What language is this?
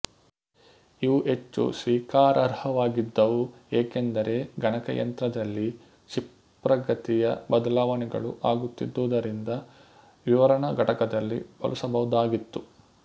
Kannada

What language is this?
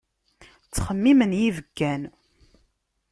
Kabyle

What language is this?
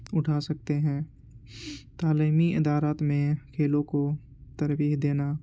Urdu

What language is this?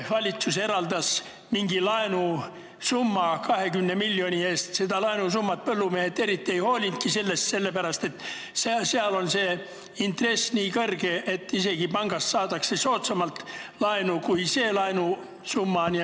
Estonian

